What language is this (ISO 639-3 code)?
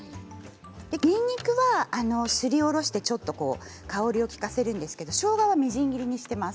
jpn